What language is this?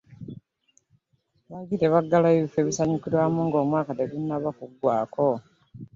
Ganda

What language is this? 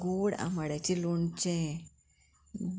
Konkani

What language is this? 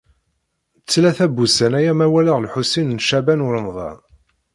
Kabyle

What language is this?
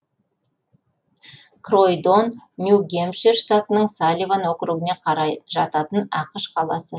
Kazakh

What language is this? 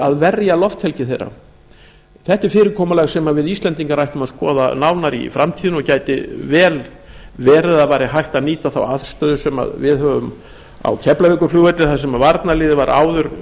Icelandic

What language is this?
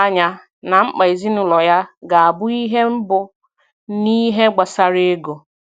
Igbo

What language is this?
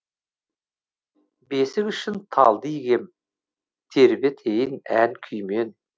Kazakh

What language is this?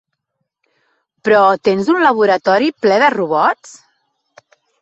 Catalan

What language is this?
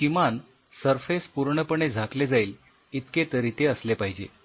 Marathi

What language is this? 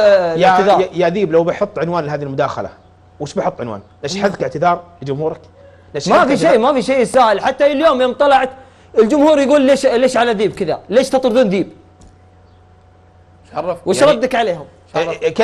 Arabic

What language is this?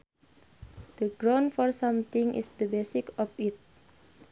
Sundanese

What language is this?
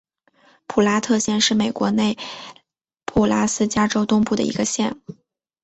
Chinese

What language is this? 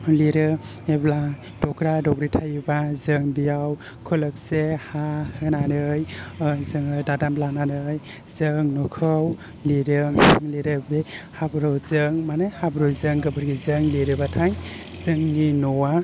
Bodo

